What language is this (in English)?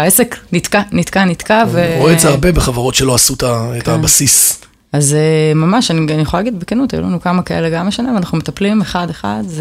Hebrew